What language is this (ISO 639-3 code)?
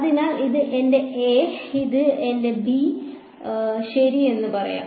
mal